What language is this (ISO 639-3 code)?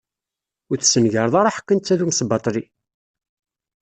kab